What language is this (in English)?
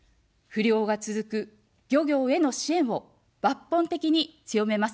Japanese